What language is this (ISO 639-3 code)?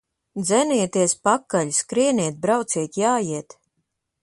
lav